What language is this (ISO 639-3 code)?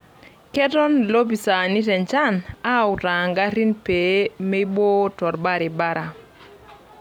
mas